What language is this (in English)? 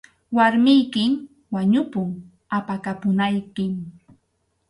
Arequipa-La Unión Quechua